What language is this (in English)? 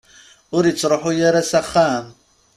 Kabyle